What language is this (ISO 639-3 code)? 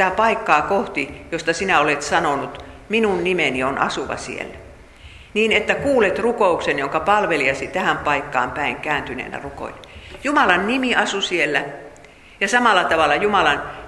fin